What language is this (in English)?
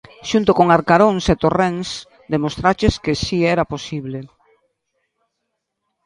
Galician